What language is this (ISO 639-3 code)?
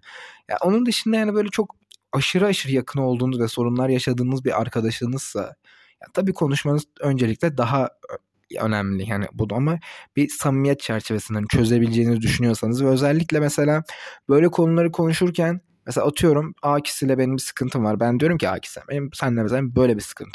tur